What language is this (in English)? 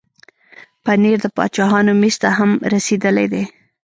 Pashto